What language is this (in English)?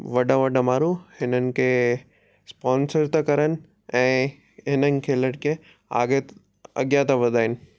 Sindhi